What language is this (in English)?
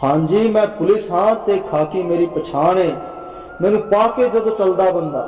Hindi